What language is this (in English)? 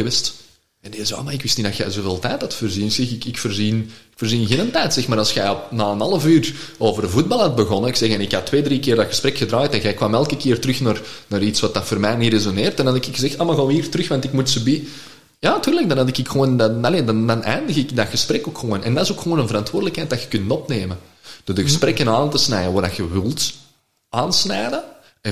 Dutch